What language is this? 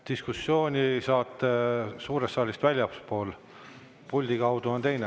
Estonian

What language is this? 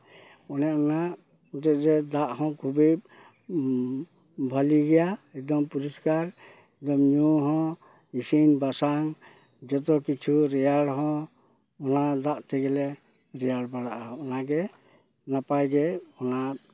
Santali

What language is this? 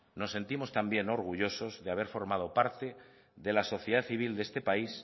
Spanish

